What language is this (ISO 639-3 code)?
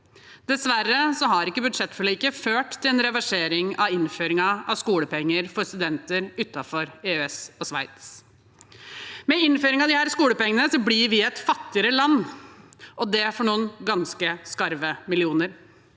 nor